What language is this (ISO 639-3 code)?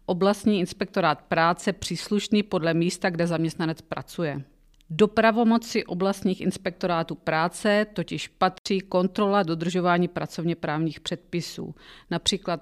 ces